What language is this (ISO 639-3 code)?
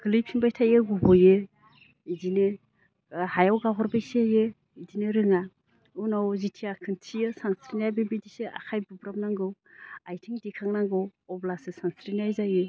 brx